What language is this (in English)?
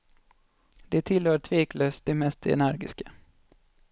Swedish